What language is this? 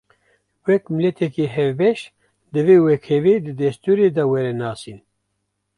Kurdish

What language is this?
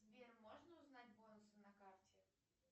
Russian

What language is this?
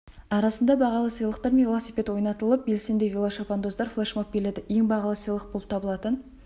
Kazakh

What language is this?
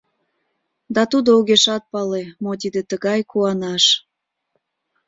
Mari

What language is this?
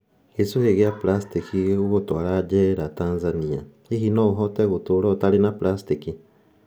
Kikuyu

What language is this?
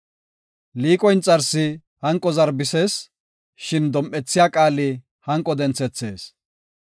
Gofa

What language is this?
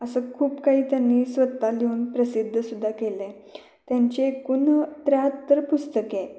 Marathi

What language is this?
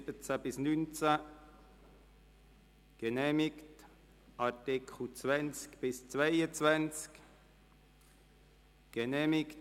Swiss German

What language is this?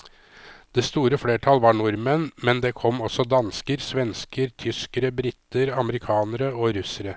Norwegian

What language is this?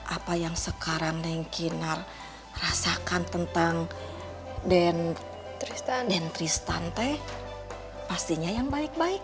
Indonesian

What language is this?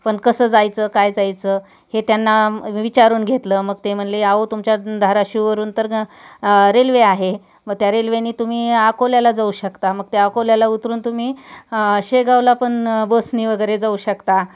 Marathi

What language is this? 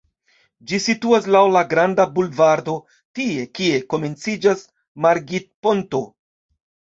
Esperanto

